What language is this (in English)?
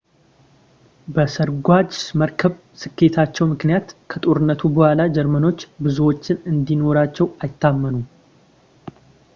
Amharic